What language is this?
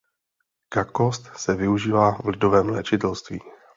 Czech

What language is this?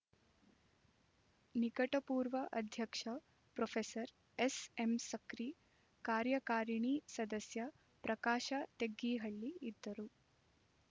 Kannada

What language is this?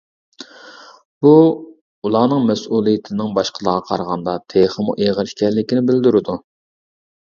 Uyghur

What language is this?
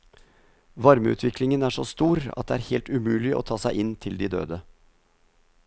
Norwegian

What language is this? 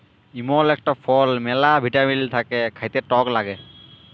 Bangla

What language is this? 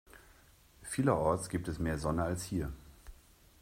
German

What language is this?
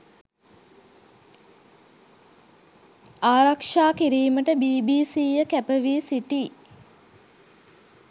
Sinhala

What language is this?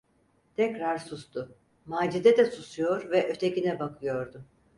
Turkish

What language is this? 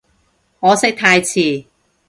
Cantonese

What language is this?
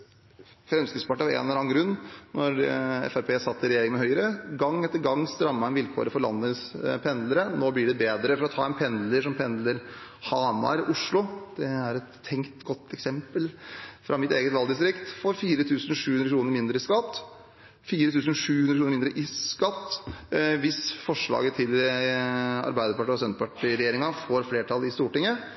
Norwegian Bokmål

